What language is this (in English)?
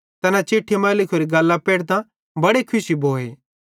Bhadrawahi